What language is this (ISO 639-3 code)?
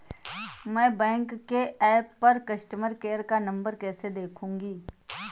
hin